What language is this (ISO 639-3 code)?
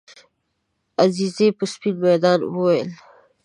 pus